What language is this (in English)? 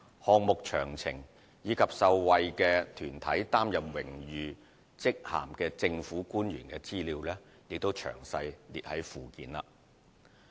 Cantonese